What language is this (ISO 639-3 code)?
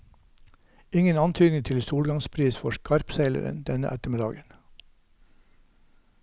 nor